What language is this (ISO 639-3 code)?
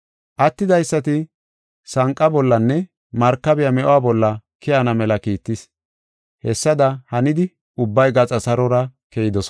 gof